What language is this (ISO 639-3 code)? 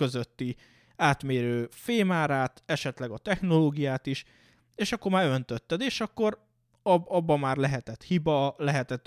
hun